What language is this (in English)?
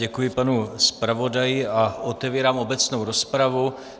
Czech